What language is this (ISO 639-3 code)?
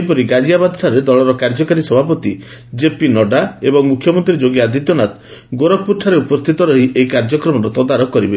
ori